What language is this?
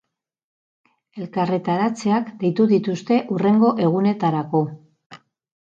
Basque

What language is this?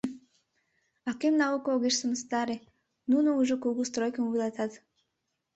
Mari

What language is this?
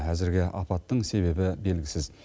Kazakh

